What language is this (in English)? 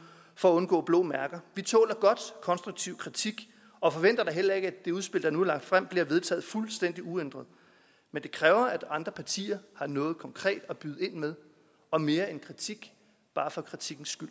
Danish